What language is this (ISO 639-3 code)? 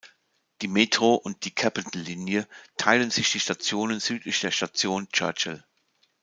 deu